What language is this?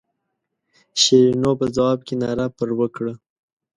Pashto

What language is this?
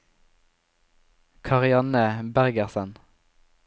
Norwegian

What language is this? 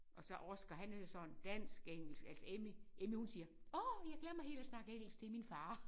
Danish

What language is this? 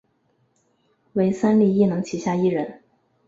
Chinese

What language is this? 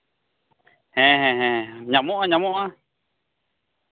Santali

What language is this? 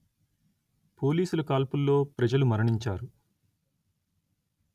Telugu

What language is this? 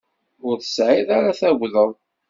Kabyle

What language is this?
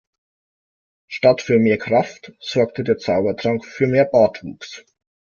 German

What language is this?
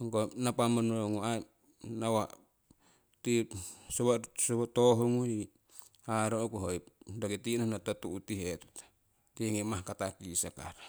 Siwai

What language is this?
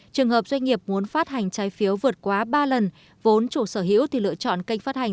Vietnamese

